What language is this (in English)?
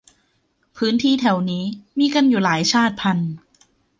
Thai